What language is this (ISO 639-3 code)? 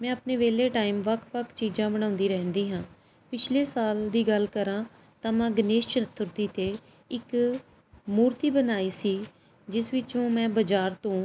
pan